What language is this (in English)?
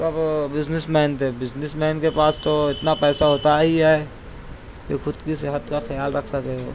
Urdu